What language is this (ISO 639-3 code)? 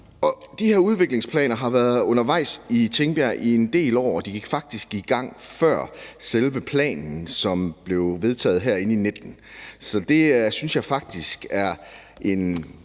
dan